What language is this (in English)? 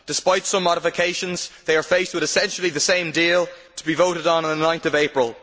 English